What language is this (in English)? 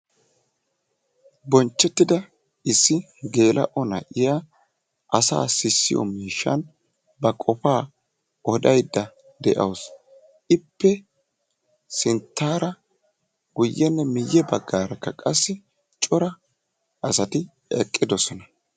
Wolaytta